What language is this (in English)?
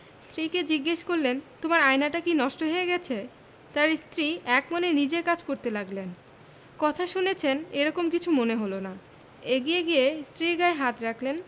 Bangla